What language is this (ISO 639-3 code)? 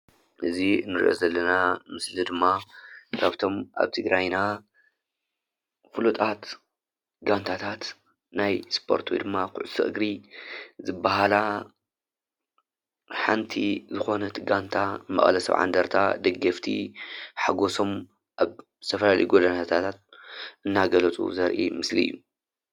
tir